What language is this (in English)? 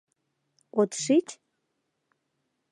Mari